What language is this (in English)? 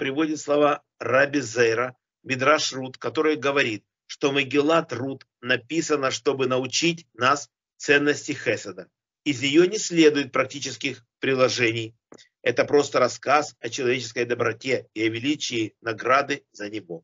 Russian